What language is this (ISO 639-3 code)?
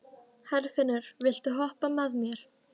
isl